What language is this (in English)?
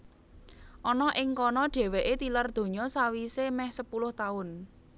Javanese